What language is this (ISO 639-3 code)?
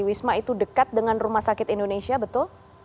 ind